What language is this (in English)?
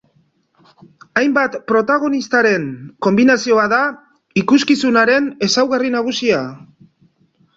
Basque